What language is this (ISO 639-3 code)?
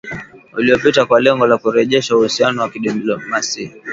swa